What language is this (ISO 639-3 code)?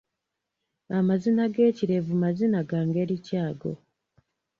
lug